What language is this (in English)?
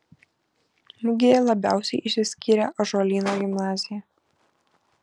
Lithuanian